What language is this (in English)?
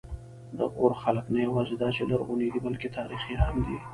Pashto